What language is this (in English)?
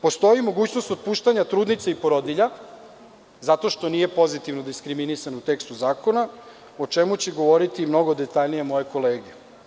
Serbian